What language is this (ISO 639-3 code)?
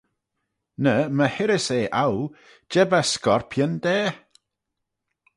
glv